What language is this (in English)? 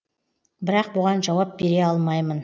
Kazakh